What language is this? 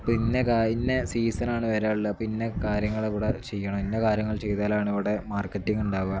Malayalam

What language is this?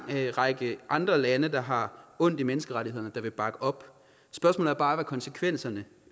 Danish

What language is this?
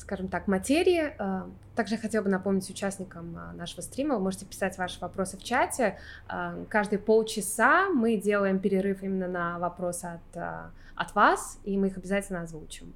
Russian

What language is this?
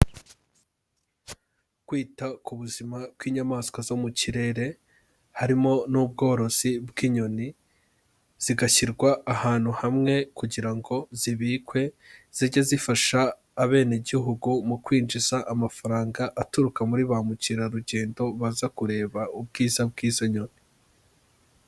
Kinyarwanda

